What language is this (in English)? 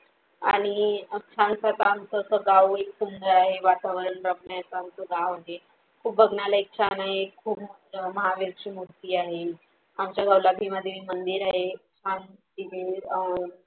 Marathi